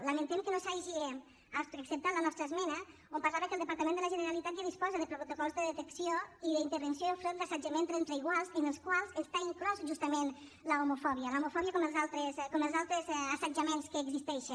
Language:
Catalan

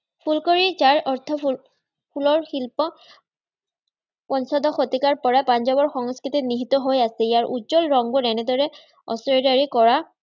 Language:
Assamese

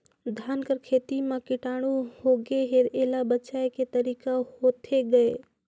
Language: Chhattisgarhi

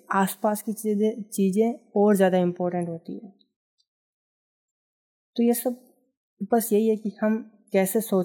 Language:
Hindi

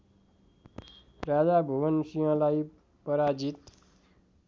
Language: Nepali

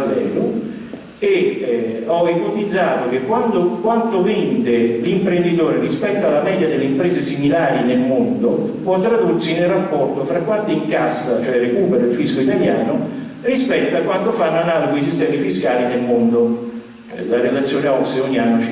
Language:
Italian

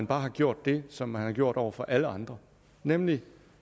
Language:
Danish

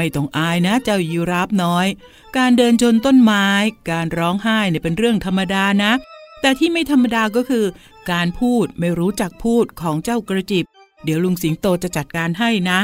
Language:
Thai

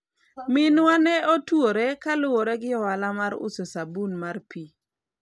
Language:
Luo (Kenya and Tanzania)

